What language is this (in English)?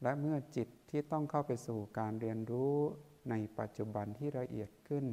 Thai